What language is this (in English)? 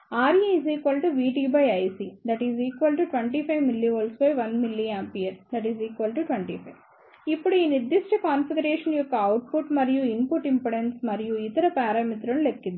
Telugu